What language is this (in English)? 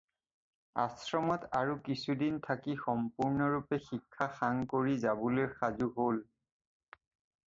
Assamese